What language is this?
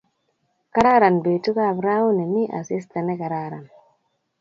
Kalenjin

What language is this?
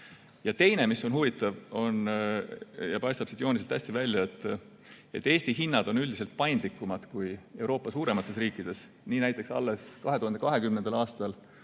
Estonian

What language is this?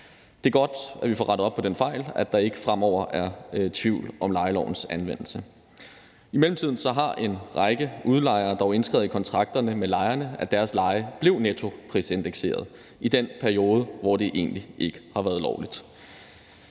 Danish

